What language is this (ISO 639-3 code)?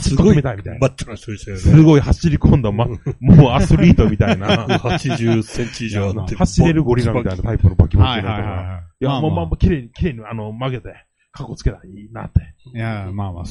jpn